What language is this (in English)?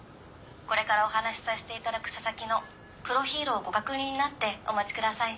Japanese